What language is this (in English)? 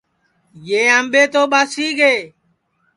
Sansi